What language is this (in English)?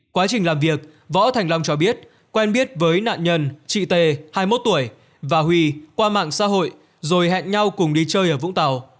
Vietnamese